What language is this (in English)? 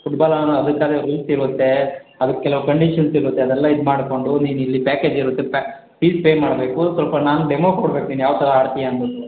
Kannada